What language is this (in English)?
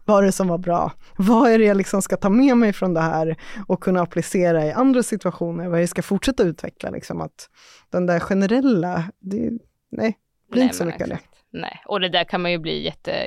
Swedish